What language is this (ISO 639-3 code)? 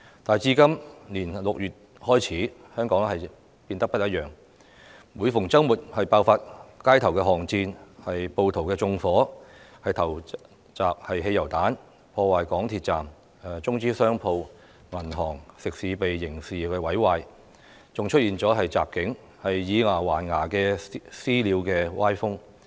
yue